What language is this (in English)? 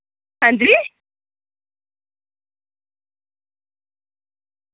Dogri